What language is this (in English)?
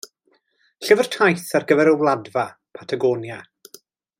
Welsh